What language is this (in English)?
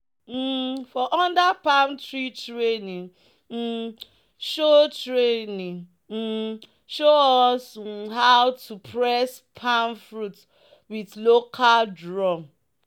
Nigerian Pidgin